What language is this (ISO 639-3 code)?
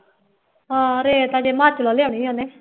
pan